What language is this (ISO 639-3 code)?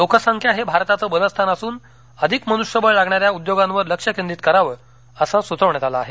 mar